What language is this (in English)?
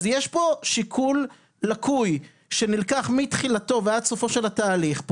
Hebrew